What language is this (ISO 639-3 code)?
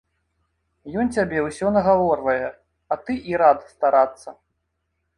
bel